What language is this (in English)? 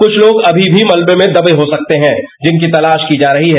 Hindi